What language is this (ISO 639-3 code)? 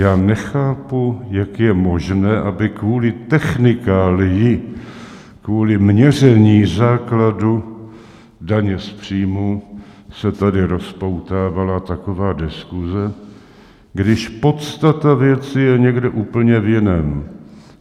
ces